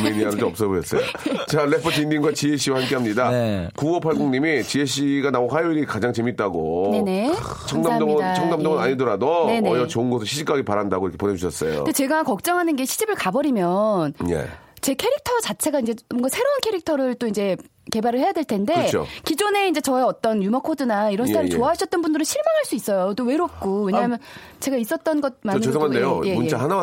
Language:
Korean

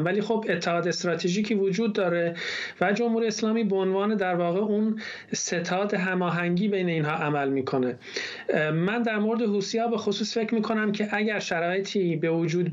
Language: Persian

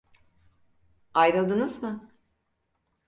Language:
Turkish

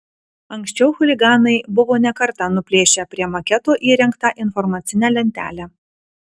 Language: Lithuanian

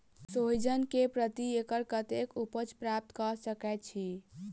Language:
Maithili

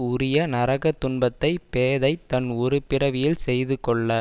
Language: Tamil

